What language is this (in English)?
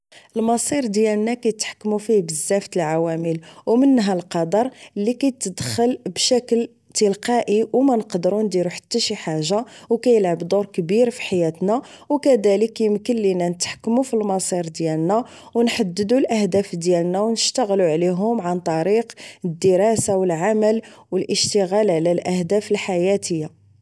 Moroccan Arabic